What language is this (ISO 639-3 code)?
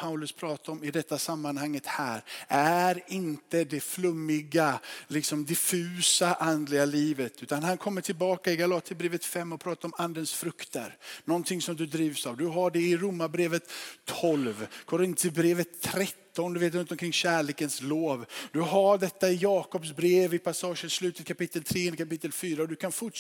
swe